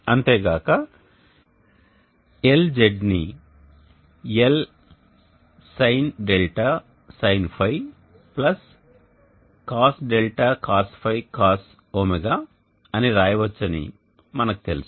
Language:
Telugu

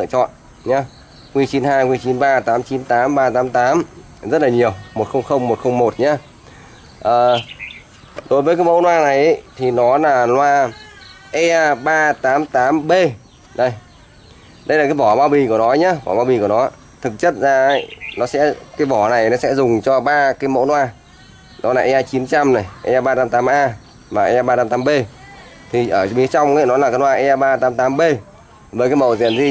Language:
Vietnamese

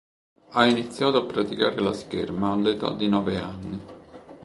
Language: Italian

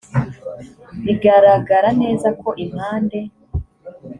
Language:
Kinyarwanda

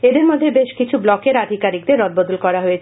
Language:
Bangla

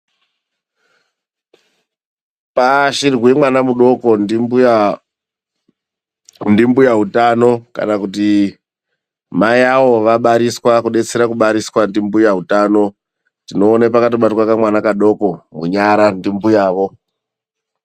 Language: Ndau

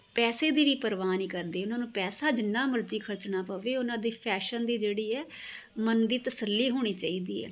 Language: Punjabi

